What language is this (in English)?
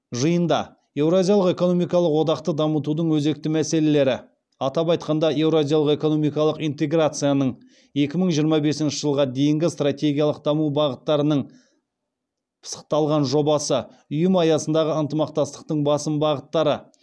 Kazakh